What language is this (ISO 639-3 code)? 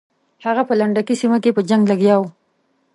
pus